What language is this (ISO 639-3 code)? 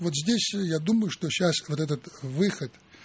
rus